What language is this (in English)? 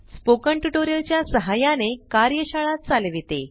Marathi